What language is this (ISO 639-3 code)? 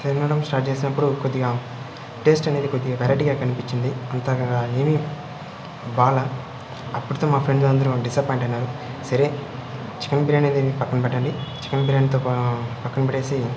tel